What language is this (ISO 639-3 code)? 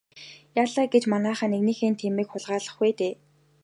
mon